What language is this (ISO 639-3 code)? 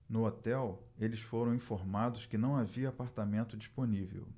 por